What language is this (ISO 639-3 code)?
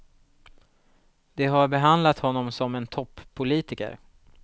swe